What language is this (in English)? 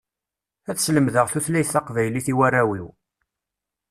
Kabyle